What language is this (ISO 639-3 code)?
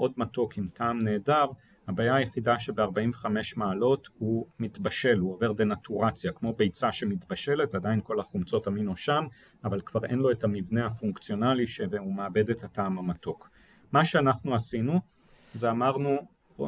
heb